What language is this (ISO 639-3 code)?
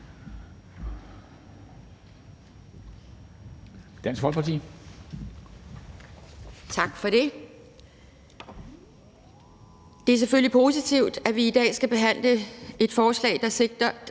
dan